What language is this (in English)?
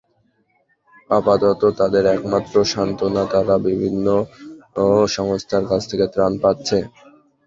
Bangla